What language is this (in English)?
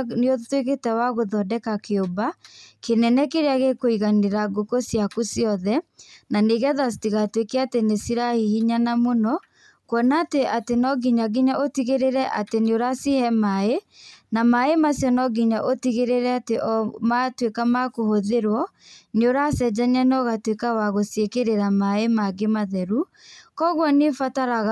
Kikuyu